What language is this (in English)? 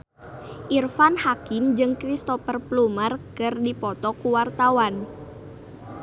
Sundanese